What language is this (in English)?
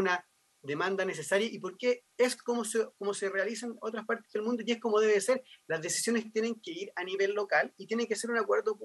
Spanish